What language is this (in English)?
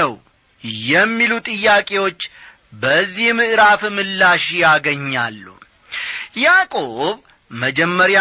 Amharic